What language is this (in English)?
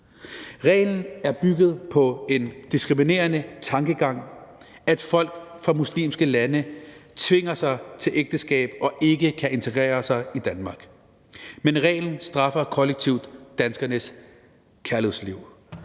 Danish